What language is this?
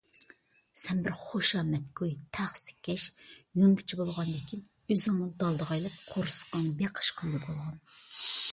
Uyghur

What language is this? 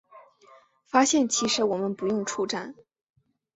Chinese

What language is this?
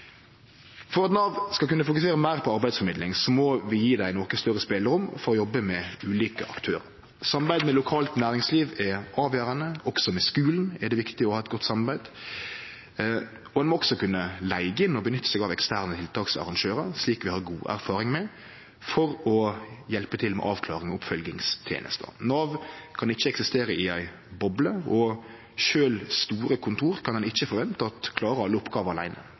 Norwegian Nynorsk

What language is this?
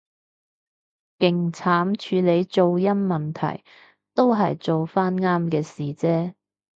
Cantonese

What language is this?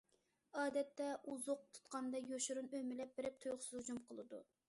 Uyghur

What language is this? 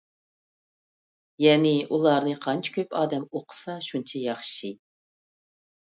Uyghur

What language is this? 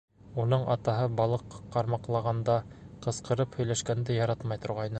Bashkir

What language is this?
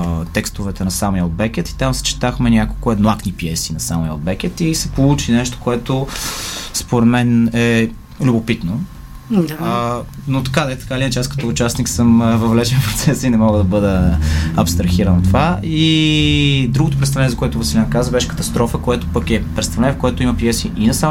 Bulgarian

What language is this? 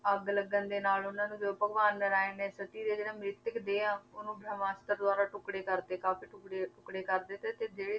Punjabi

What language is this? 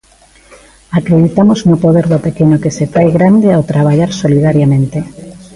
Galician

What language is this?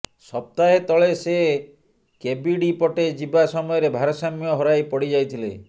Odia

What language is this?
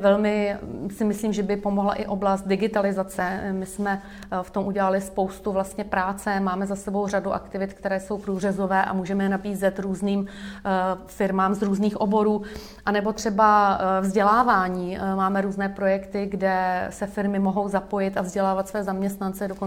Czech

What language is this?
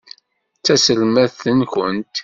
Kabyle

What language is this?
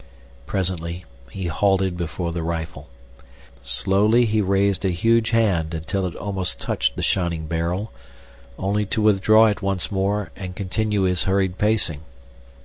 English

